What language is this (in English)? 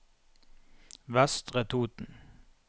Norwegian